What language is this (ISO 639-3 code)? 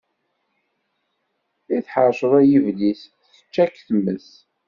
kab